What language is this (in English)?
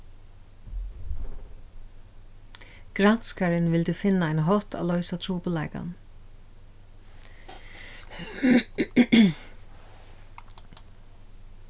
Faroese